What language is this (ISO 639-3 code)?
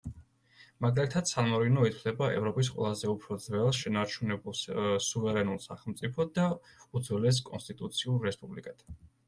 kat